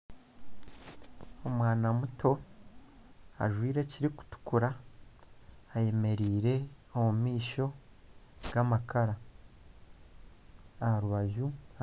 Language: Nyankole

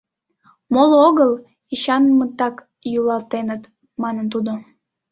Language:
Mari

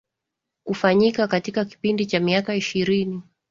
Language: Swahili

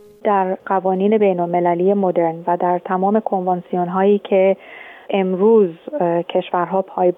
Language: Persian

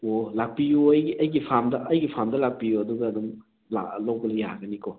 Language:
Manipuri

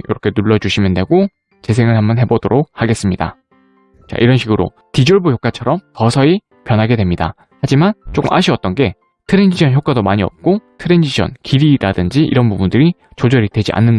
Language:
Korean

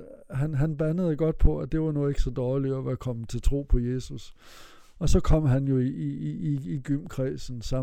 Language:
Danish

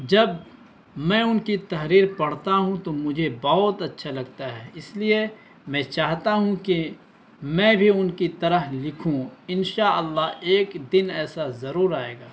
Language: Urdu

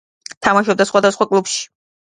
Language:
Georgian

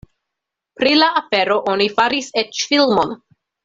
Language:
Esperanto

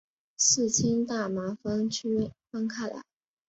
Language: Chinese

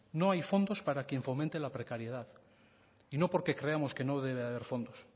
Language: Spanish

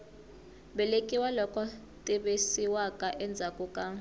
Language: Tsonga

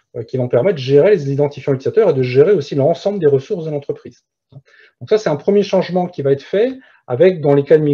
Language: French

